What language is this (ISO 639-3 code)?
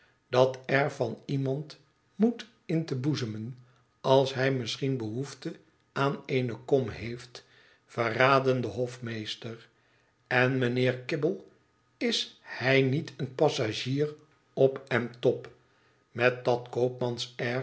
nld